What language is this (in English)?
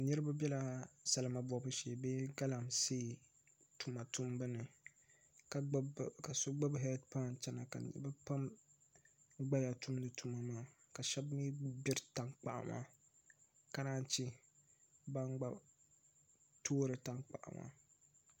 Dagbani